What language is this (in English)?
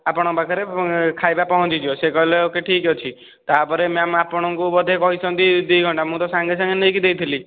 Odia